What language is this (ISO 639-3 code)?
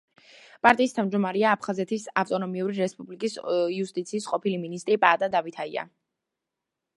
kat